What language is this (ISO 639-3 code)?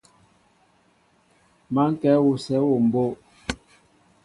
mbo